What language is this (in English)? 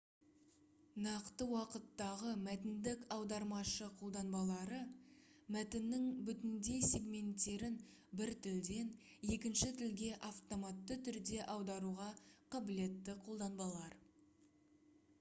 Kazakh